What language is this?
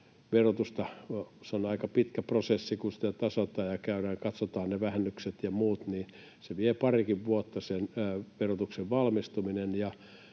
Finnish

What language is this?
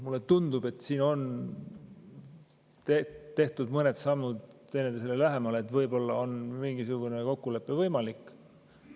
Estonian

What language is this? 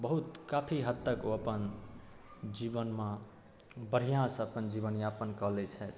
Maithili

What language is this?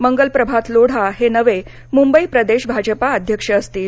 Marathi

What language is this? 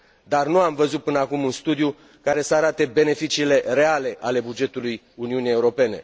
Romanian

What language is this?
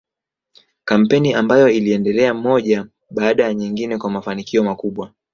Swahili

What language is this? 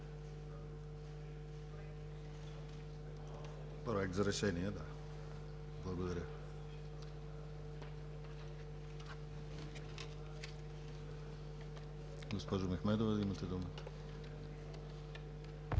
Bulgarian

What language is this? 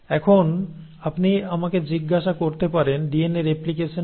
Bangla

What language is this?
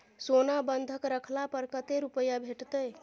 Maithili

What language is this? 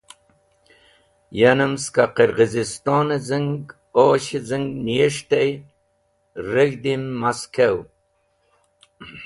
Wakhi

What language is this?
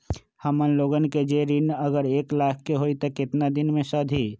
Magahi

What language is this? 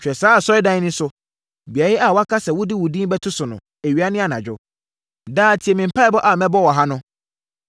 Akan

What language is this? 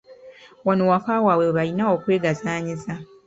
Ganda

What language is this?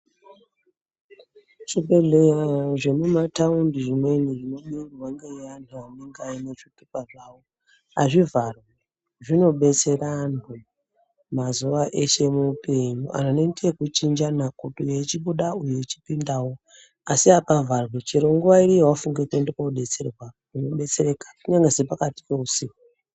Ndau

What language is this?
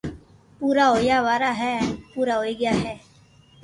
Loarki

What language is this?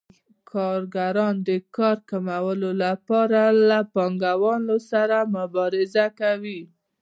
Pashto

